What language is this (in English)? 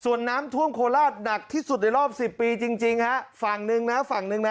Thai